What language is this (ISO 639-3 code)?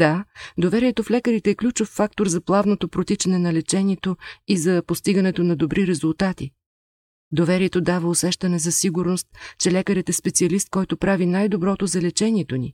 bul